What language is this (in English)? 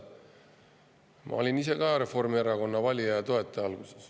Estonian